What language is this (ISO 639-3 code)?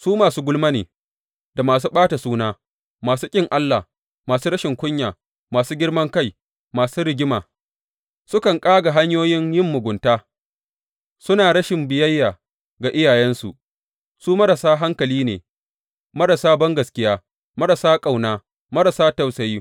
hau